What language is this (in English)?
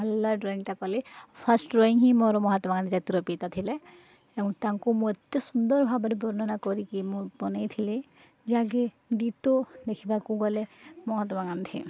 Odia